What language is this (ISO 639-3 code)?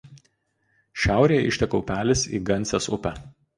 lit